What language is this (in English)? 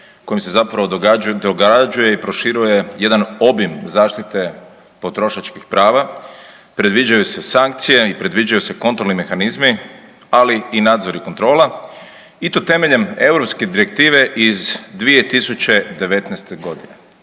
Croatian